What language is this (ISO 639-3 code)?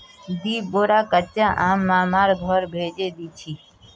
mag